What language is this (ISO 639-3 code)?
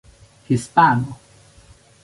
epo